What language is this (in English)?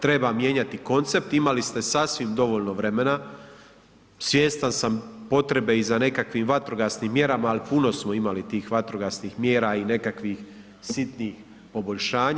Croatian